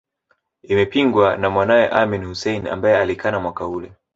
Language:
Swahili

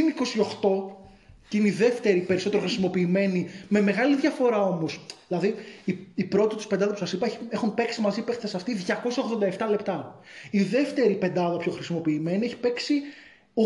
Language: Greek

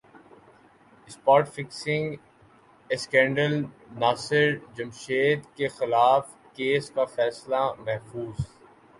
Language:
Urdu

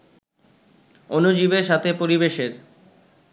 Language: Bangla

